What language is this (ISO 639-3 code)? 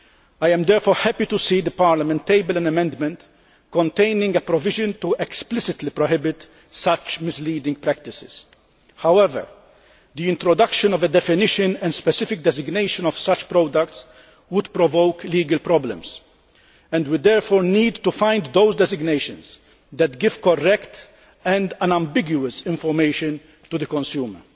eng